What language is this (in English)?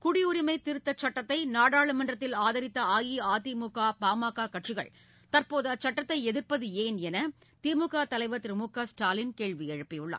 Tamil